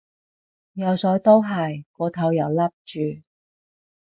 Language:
Cantonese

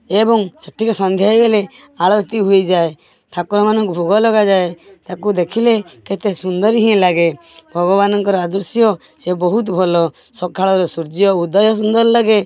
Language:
Odia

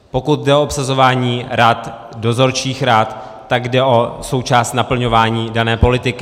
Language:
Czech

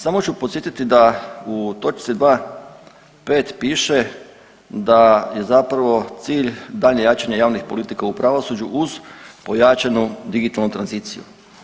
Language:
Croatian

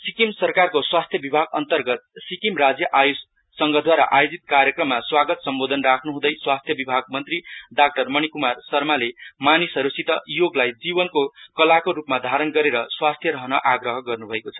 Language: Nepali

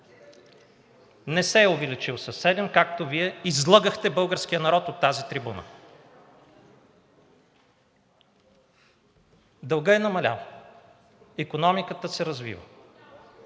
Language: Bulgarian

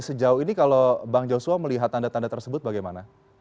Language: Indonesian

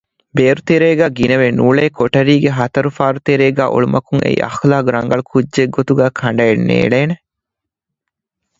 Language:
Divehi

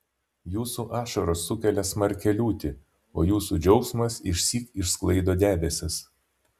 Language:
Lithuanian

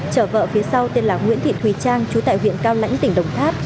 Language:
Vietnamese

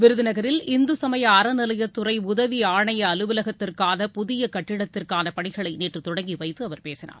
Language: Tamil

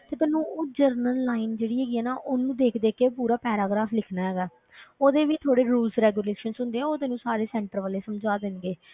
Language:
Punjabi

